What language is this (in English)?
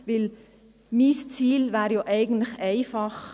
Swiss German